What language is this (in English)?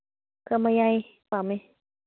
Manipuri